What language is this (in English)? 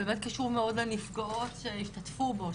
Hebrew